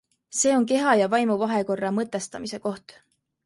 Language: Estonian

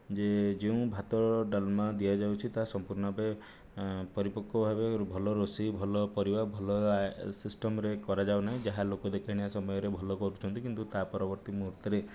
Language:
Odia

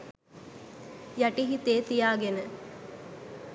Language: Sinhala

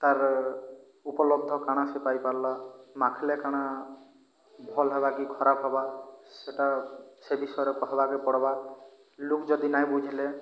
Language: Odia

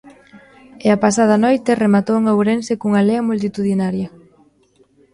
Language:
Galician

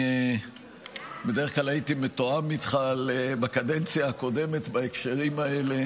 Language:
Hebrew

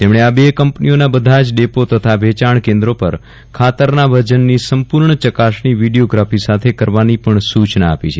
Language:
Gujarati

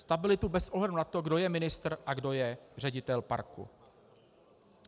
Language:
Czech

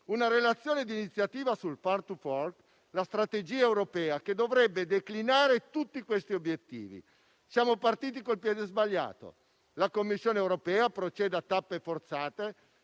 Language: Italian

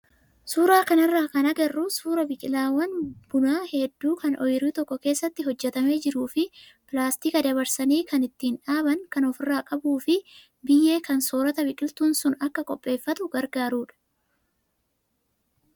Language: Oromo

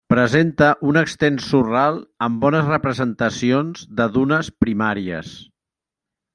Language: Catalan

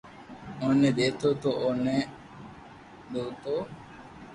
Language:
Loarki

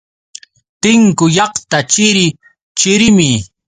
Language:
Yauyos Quechua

